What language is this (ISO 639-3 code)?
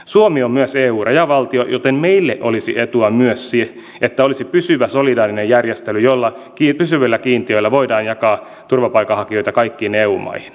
fin